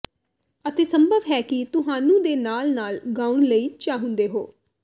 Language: Punjabi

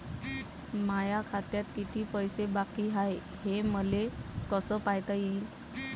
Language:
Marathi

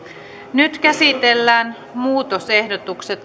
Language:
Finnish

